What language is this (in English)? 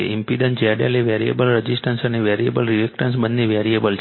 Gujarati